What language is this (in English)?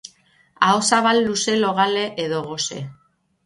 Basque